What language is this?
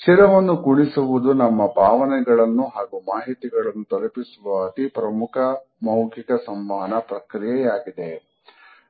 Kannada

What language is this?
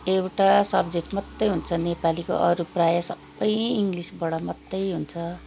Nepali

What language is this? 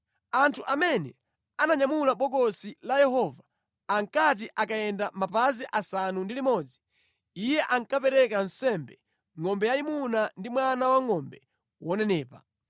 Nyanja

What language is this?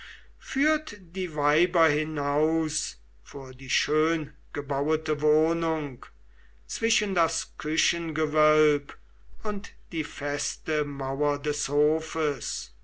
German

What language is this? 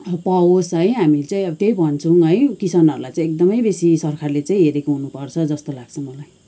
Nepali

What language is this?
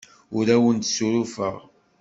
Kabyle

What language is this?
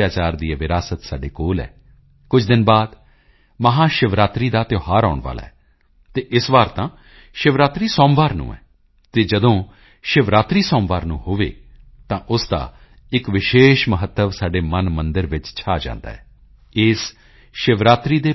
Punjabi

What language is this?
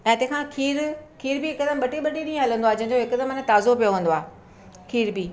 Sindhi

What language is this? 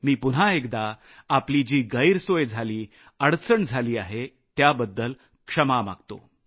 Marathi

